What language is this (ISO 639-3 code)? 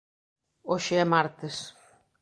glg